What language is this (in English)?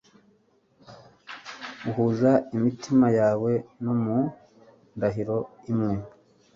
Kinyarwanda